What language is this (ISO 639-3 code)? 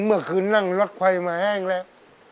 tha